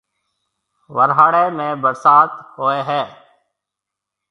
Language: Marwari (Pakistan)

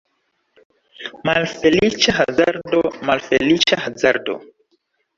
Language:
Esperanto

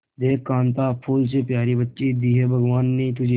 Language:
Hindi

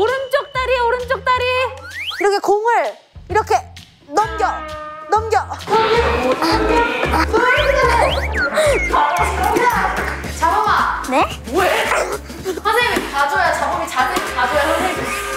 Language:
Korean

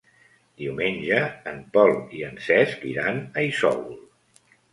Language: Catalan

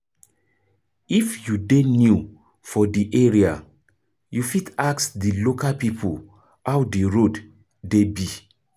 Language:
Nigerian Pidgin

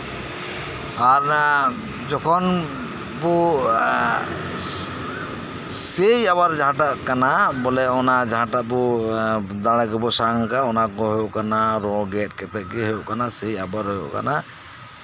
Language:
Santali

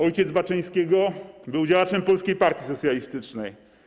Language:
Polish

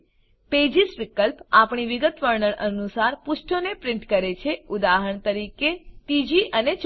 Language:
Gujarati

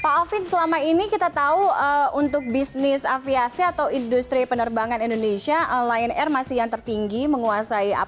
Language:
Indonesian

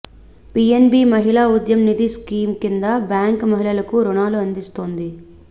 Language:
Telugu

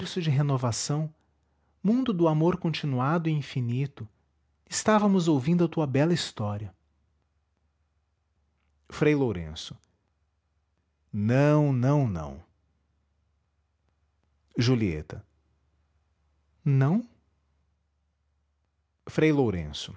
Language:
Portuguese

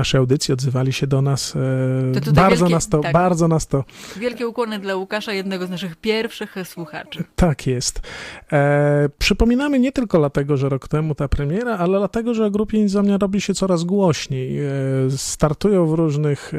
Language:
Polish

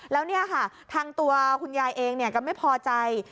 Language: Thai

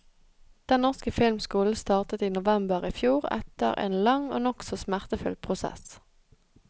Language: Norwegian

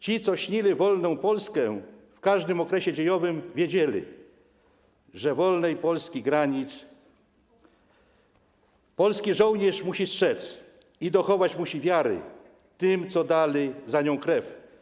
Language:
Polish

